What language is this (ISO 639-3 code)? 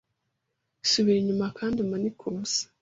kin